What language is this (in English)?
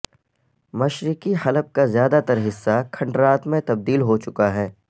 Urdu